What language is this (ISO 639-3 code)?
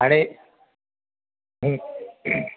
mar